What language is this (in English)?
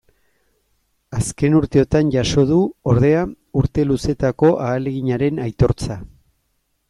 Basque